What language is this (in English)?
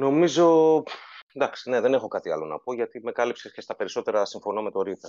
Greek